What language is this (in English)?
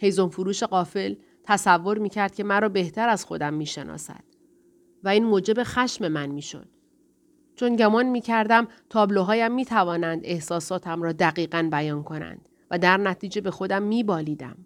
Persian